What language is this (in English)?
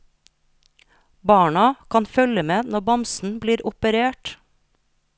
Norwegian